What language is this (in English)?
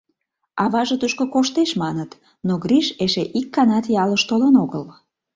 Mari